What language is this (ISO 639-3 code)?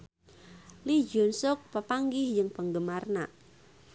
sun